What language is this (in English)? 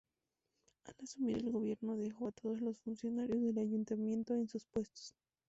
Spanish